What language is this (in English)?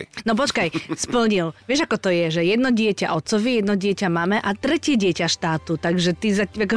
Slovak